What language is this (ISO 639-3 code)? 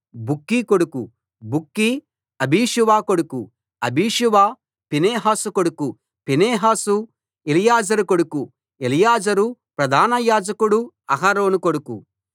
tel